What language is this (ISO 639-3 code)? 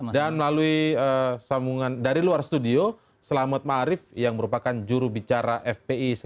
ind